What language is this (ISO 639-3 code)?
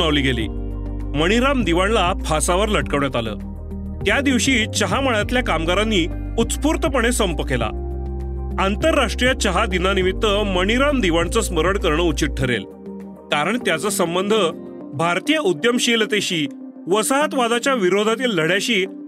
mar